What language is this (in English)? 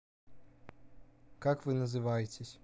Russian